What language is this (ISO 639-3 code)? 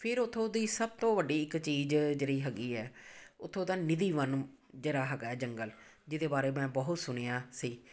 pan